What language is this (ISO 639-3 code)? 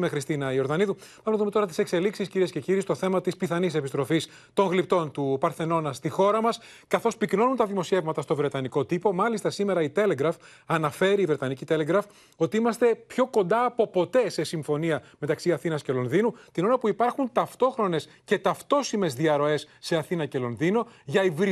ell